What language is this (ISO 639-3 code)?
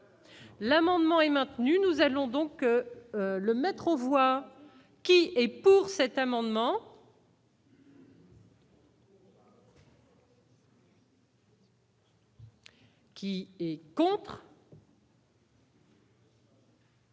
fra